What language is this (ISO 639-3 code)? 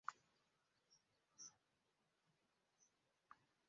lug